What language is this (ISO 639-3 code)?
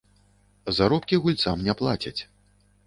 bel